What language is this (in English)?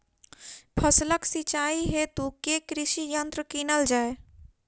Maithili